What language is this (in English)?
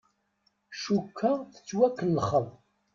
Kabyle